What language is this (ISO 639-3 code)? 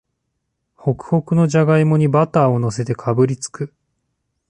jpn